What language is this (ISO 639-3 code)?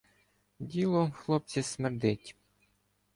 ukr